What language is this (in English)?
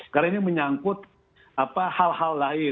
Indonesian